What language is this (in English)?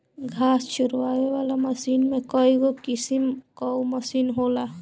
Bhojpuri